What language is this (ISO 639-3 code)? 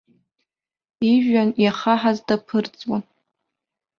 abk